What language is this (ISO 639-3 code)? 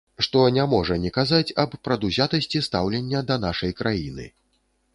bel